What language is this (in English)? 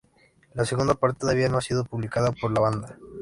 Spanish